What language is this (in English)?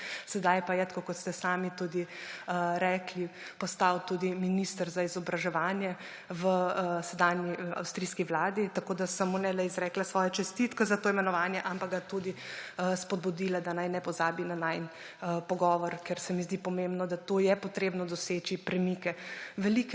Slovenian